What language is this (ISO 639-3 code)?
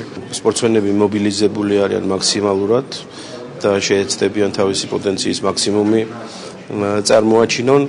ron